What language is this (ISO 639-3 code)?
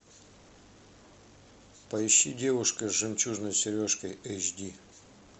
rus